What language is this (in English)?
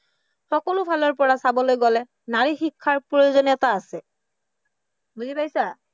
Assamese